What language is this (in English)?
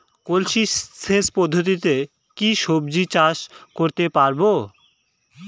Bangla